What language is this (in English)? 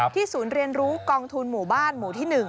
Thai